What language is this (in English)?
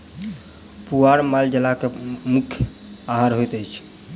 Maithili